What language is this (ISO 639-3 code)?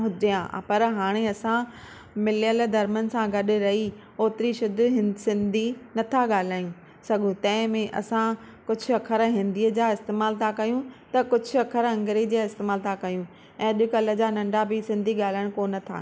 snd